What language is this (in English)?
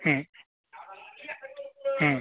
Marathi